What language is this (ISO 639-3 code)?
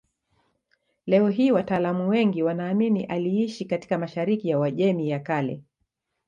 swa